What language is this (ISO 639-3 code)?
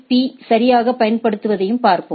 tam